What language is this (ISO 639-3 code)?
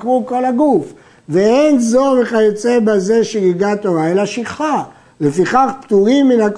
heb